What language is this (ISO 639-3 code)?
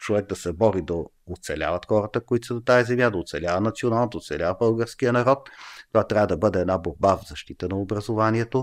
bul